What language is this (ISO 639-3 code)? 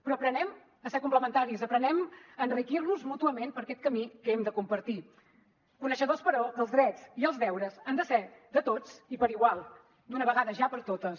cat